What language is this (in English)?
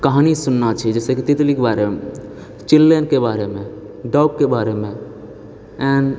Maithili